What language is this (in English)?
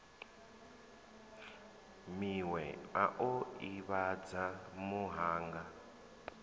Venda